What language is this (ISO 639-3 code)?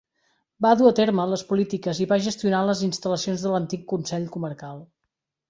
cat